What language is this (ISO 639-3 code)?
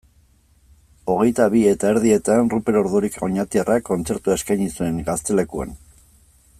eus